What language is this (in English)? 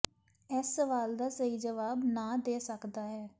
Punjabi